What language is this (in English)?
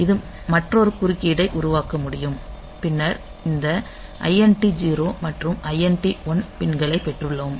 Tamil